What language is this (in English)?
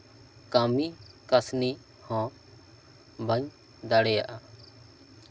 Santali